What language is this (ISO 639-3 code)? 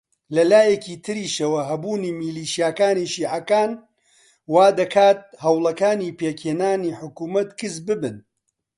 ckb